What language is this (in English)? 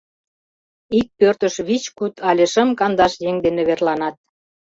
Mari